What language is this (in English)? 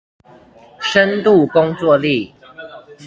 Chinese